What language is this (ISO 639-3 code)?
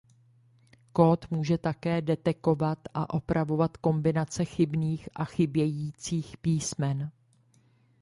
ces